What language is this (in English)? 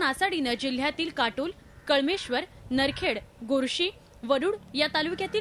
Marathi